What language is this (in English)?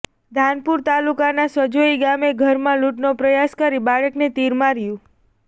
Gujarati